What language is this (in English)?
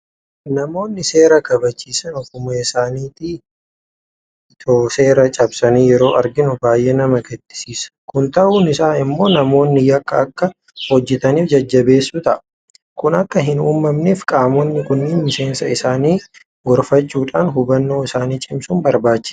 Oromo